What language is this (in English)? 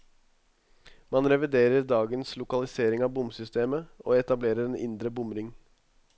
Norwegian